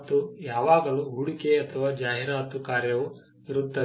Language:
Kannada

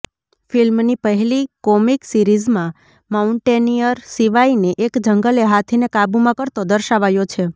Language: Gujarati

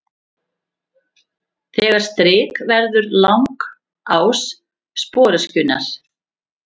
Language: Icelandic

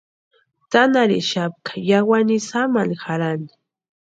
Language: Western Highland Purepecha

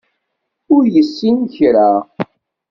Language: Kabyle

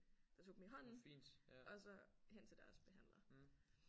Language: Danish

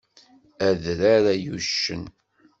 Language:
Kabyle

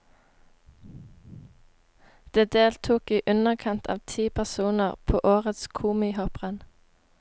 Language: Norwegian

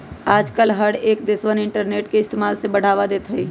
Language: Magahi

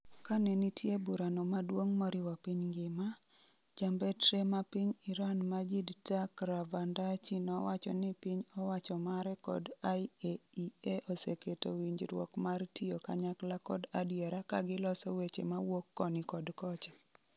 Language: Luo (Kenya and Tanzania)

